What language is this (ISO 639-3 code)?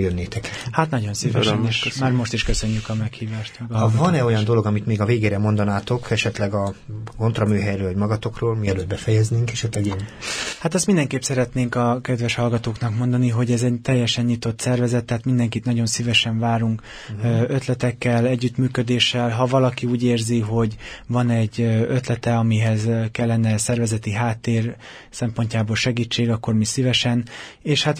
hun